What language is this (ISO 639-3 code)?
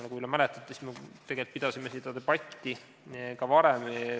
est